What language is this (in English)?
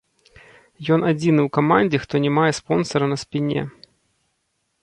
Belarusian